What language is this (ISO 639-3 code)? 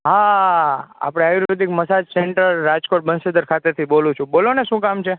guj